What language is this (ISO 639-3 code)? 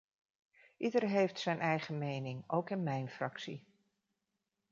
nld